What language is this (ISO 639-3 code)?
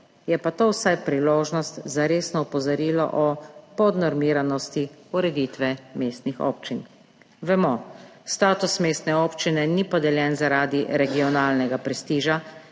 slv